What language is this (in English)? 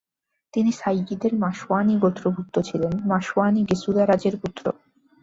Bangla